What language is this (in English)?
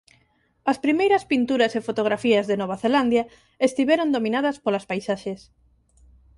Galician